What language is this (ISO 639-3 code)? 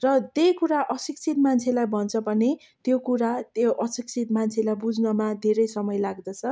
nep